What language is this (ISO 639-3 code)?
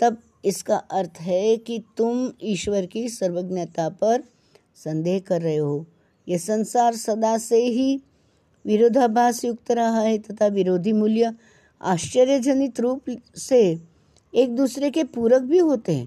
hin